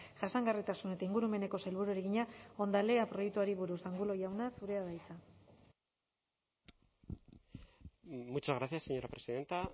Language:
Basque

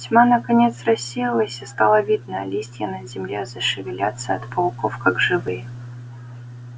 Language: Russian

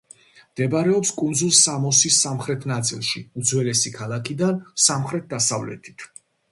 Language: Georgian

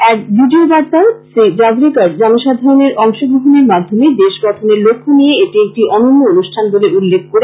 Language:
Bangla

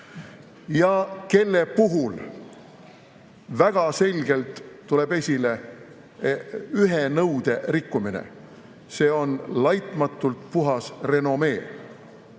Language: Estonian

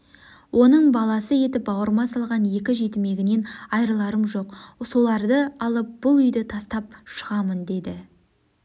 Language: Kazakh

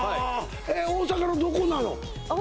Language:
Japanese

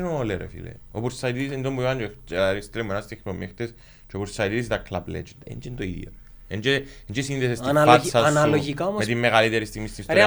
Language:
Greek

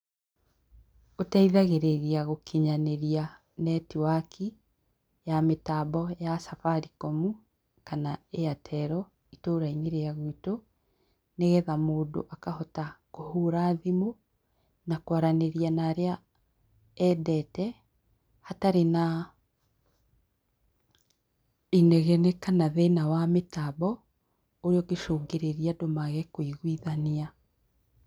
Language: Kikuyu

